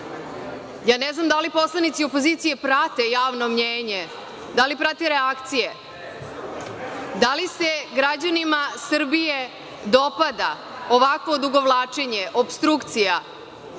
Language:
Serbian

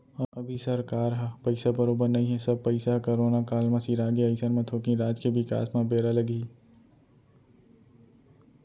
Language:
Chhattisgarhi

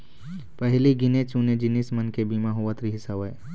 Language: Chhattisgarhi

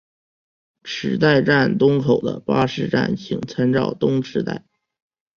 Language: Chinese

